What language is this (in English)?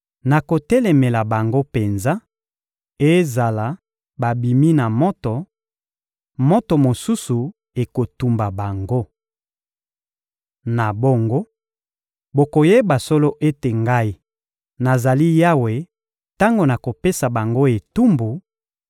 Lingala